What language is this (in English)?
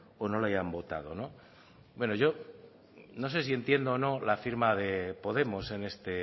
Spanish